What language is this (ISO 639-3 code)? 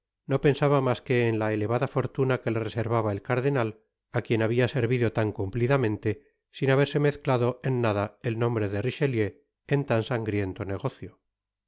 spa